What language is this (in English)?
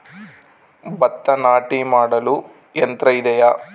Kannada